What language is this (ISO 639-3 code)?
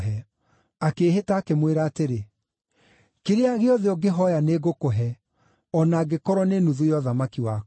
kik